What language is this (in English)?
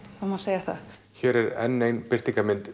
Icelandic